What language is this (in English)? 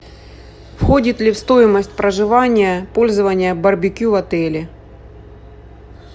Russian